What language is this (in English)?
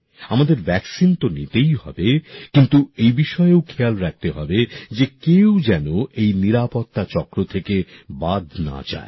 Bangla